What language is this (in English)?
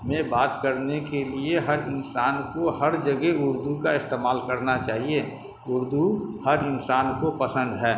Urdu